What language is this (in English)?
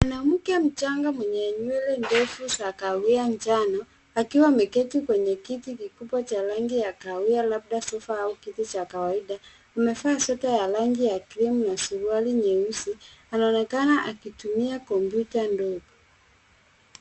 Swahili